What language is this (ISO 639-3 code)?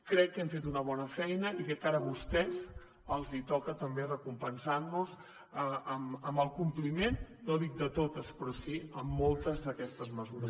cat